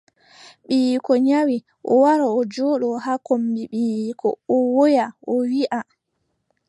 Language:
Adamawa Fulfulde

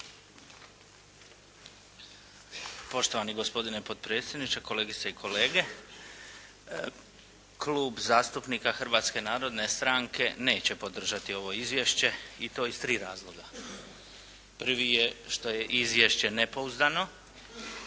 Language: Croatian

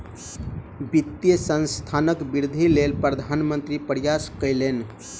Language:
Maithili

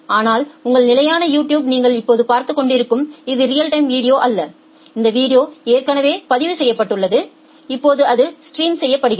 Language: Tamil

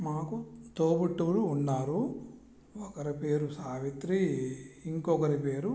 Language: Telugu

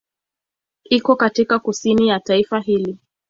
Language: Swahili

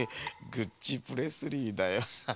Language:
Japanese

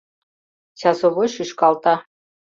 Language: Mari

